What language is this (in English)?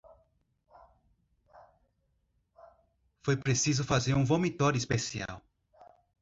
Portuguese